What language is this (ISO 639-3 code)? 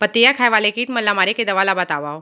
hne